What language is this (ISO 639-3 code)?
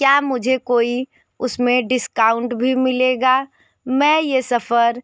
hin